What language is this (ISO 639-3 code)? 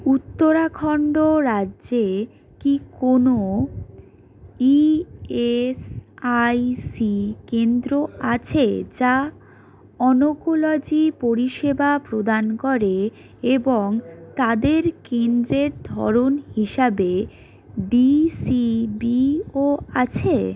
ben